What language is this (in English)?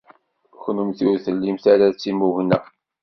Kabyle